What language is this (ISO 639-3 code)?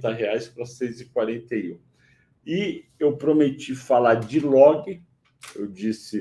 por